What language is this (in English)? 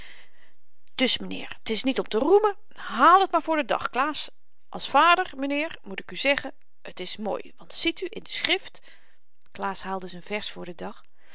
Dutch